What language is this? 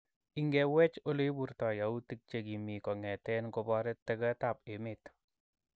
Kalenjin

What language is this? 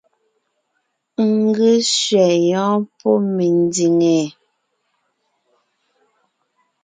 Ngiemboon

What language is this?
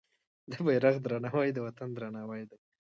Pashto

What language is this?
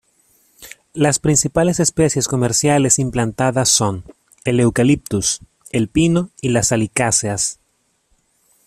Spanish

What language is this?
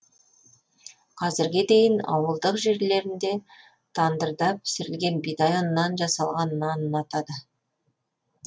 Kazakh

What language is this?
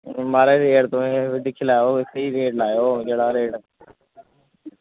Dogri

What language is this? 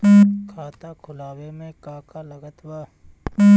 Bhojpuri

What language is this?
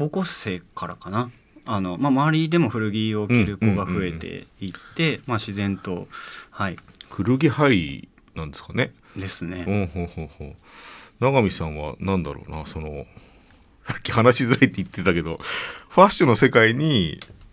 Japanese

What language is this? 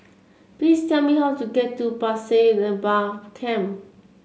English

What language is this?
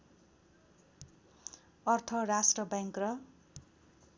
Nepali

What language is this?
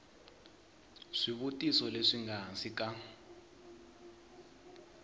Tsonga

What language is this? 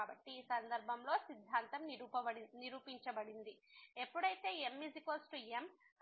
Telugu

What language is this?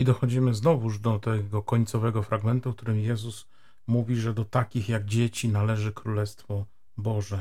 Polish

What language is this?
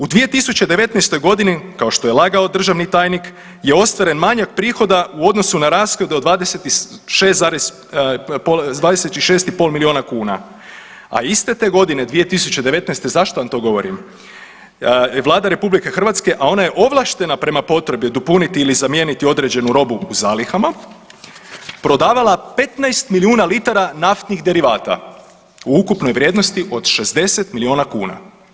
Croatian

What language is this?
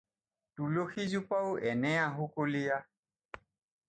Assamese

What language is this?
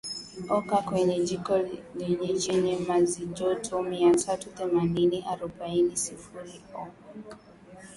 Swahili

